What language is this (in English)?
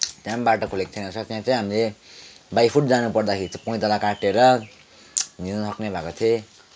Nepali